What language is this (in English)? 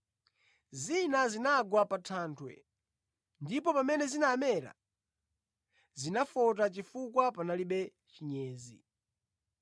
Nyanja